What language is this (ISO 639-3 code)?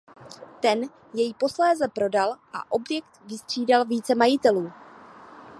ces